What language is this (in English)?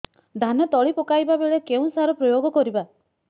Odia